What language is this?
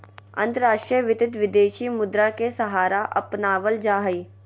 Magahi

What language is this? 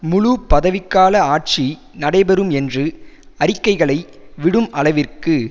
Tamil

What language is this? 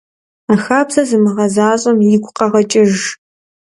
Kabardian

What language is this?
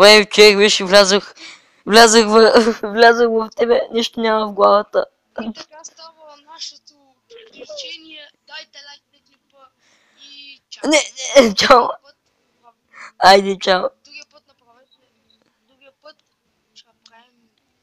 Bulgarian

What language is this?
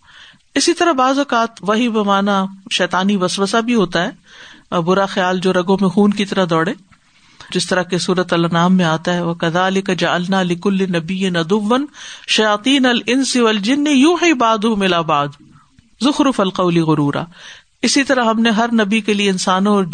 Urdu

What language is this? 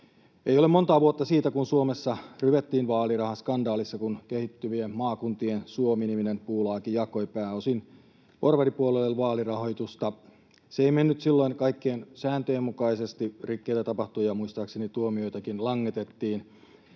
Finnish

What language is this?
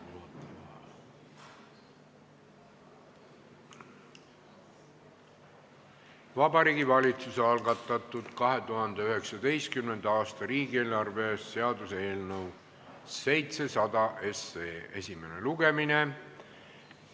Estonian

